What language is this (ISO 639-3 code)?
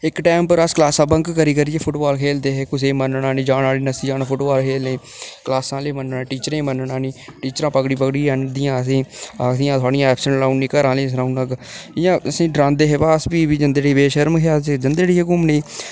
doi